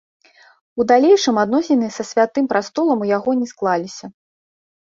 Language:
Belarusian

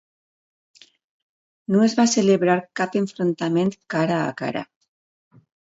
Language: Catalan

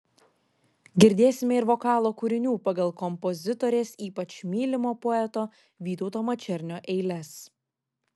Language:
Lithuanian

